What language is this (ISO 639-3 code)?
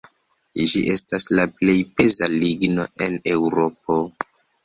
epo